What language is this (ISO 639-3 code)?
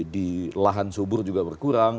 ind